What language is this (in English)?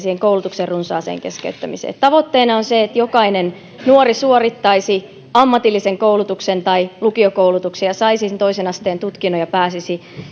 Finnish